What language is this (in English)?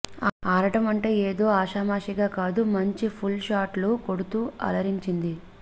Telugu